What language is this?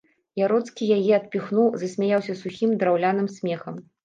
Belarusian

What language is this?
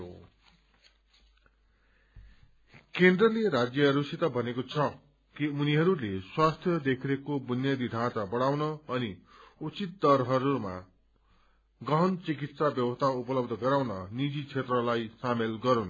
Nepali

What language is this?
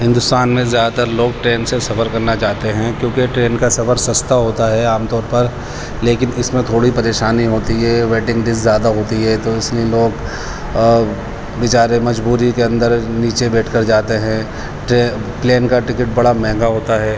Urdu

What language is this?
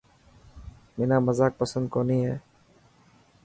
Dhatki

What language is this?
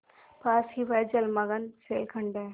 Hindi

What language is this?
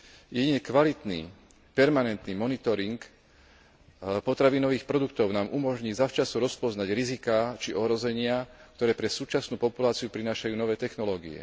Slovak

